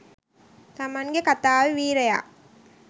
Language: Sinhala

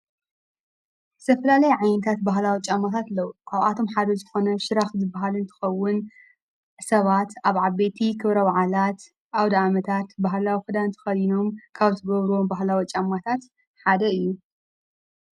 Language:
Tigrinya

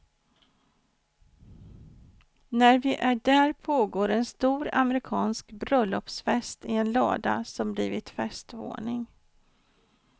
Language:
Swedish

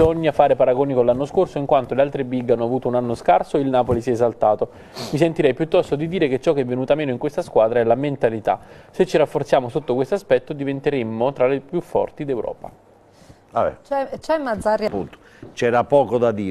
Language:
Italian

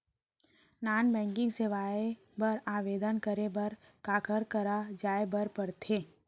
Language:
Chhattisgarhi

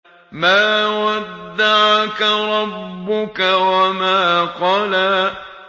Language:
Arabic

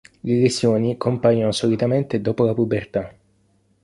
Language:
Italian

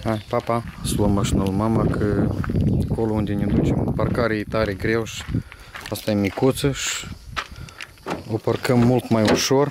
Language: Romanian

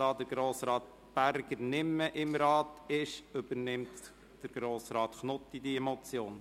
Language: Swiss German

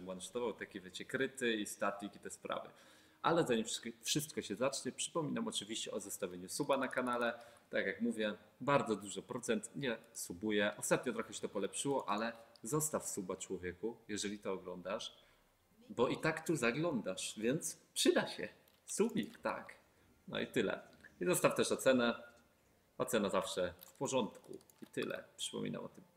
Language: Polish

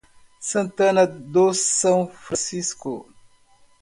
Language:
Portuguese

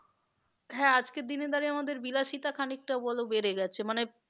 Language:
Bangla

